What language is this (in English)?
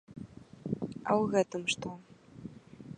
Belarusian